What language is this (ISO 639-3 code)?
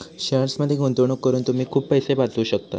mar